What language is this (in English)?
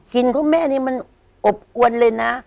Thai